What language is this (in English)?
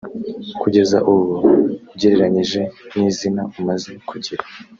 Kinyarwanda